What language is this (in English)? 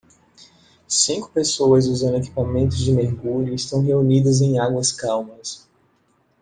Portuguese